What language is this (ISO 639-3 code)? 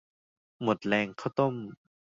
tha